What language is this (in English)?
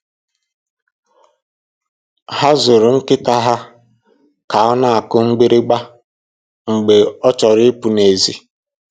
Igbo